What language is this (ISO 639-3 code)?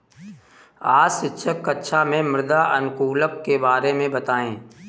hin